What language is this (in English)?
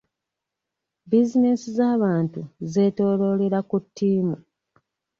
Ganda